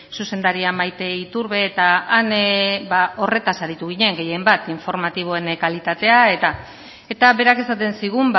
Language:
Basque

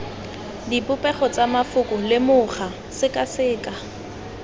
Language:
Tswana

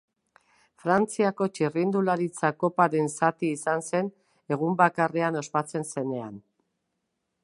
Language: Basque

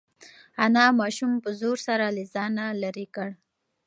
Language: Pashto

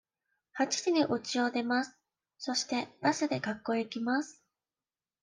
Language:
Japanese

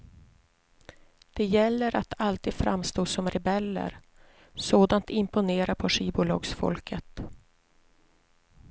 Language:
Swedish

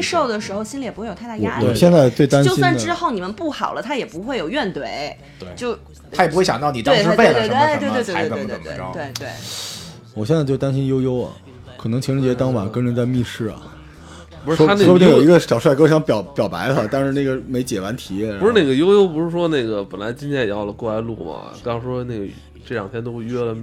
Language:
Chinese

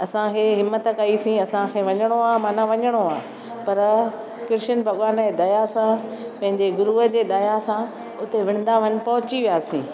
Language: Sindhi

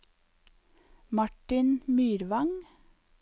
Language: Norwegian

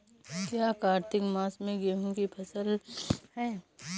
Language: Hindi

